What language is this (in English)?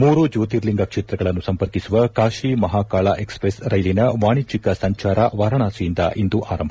Kannada